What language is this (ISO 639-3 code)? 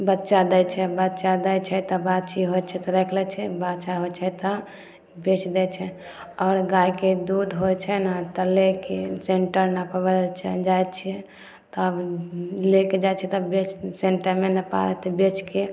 mai